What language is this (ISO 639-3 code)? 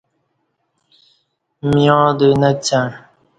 bsh